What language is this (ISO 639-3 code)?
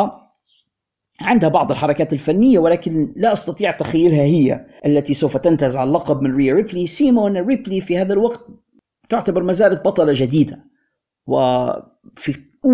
ara